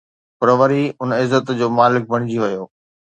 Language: Sindhi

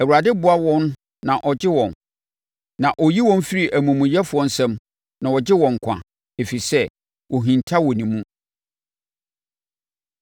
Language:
Akan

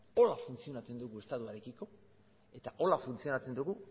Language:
Basque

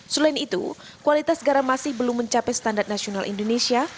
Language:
Indonesian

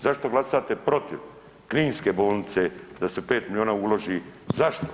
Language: Croatian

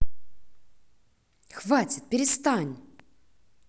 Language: Russian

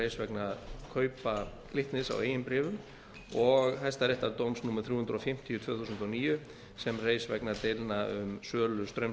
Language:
Icelandic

